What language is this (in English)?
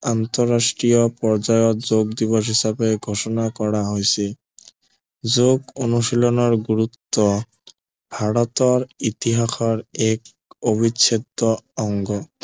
Assamese